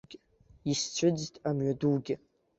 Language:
Abkhazian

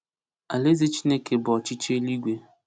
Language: Igbo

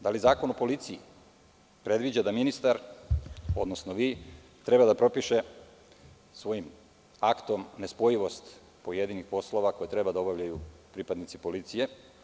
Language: Serbian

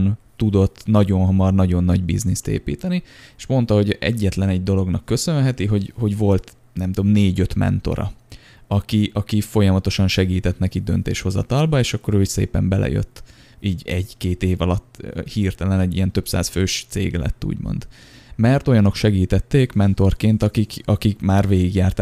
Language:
Hungarian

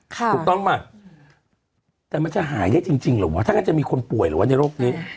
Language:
Thai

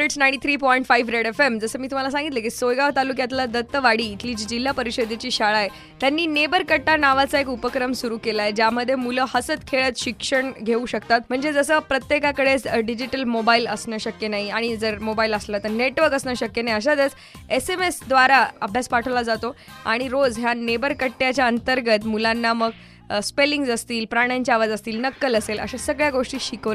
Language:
Marathi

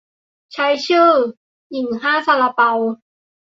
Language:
Thai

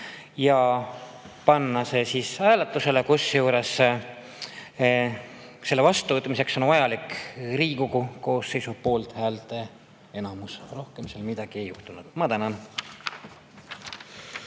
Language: Estonian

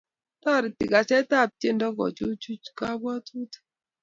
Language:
Kalenjin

